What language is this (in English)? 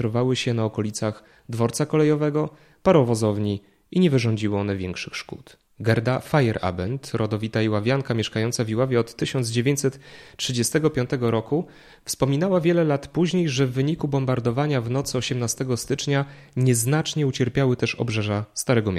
Polish